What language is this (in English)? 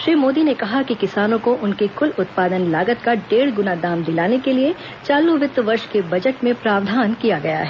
Hindi